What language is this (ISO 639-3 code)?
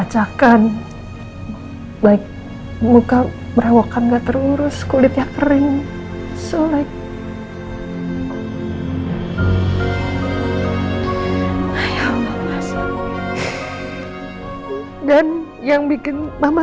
ind